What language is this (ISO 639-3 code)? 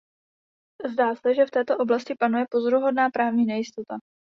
ces